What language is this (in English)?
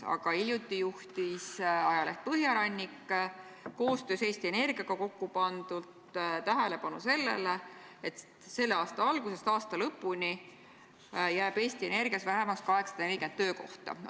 Estonian